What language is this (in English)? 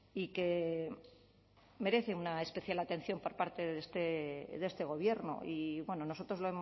Spanish